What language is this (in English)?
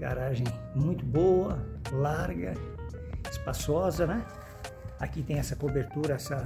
Portuguese